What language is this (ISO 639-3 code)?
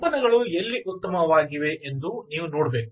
kan